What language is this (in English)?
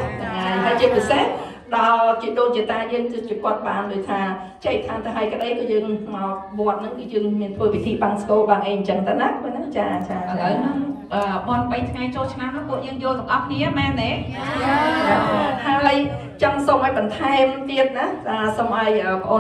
Thai